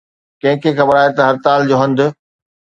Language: Sindhi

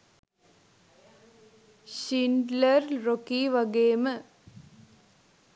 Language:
Sinhala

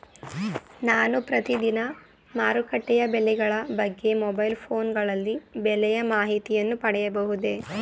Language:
Kannada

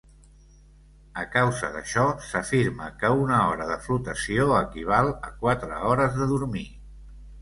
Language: Catalan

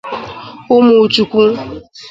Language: Igbo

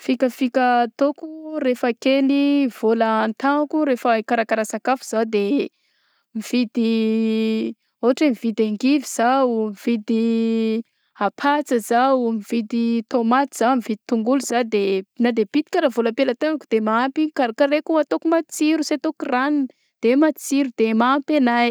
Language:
Southern Betsimisaraka Malagasy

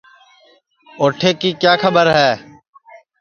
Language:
Sansi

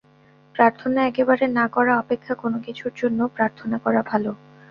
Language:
Bangla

